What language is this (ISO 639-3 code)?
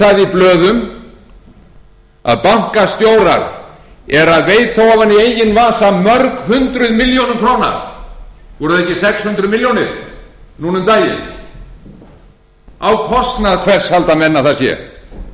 isl